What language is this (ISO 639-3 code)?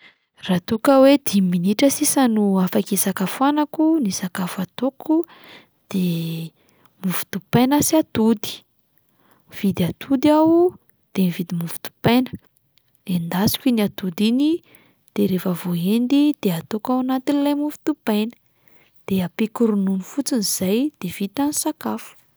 mlg